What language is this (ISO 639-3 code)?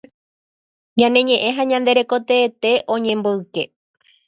grn